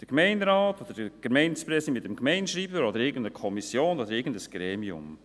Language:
Swiss German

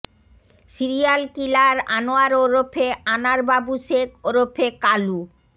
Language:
Bangla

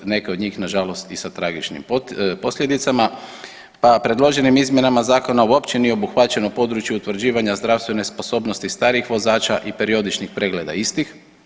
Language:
Croatian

